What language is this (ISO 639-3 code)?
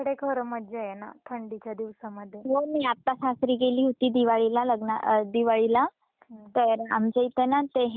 mar